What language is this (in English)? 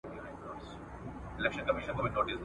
Pashto